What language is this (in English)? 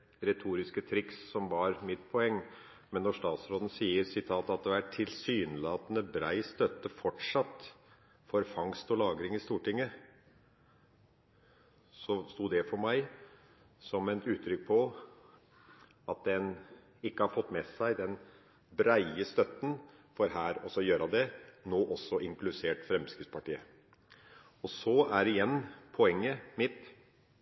Norwegian Bokmål